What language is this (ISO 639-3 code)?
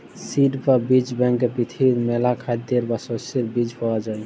ben